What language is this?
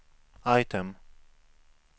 Swedish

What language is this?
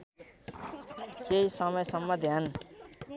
Nepali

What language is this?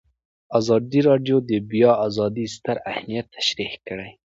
Pashto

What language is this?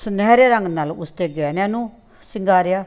Punjabi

